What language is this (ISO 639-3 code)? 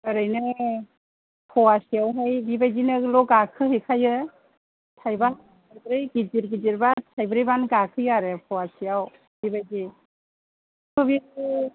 brx